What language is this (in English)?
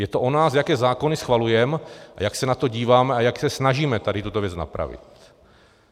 Czech